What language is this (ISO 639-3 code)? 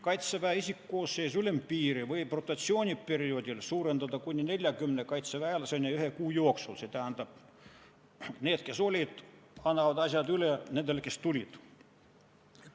est